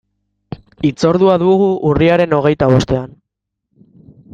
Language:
Basque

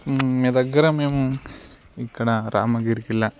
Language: Telugu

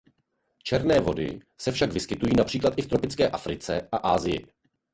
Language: Czech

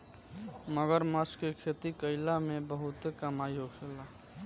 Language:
Bhojpuri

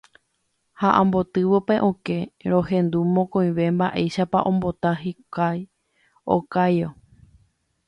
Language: Guarani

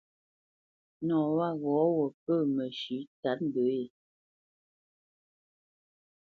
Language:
Bamenyam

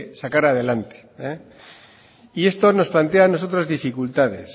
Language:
Spanish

